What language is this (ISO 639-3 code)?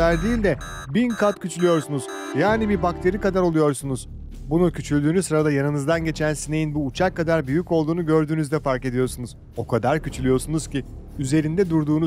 tur